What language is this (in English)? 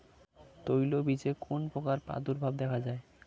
Bangla